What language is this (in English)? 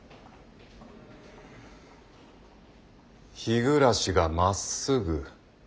Japanese